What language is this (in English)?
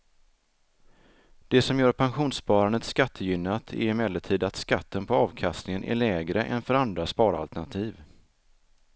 Swedish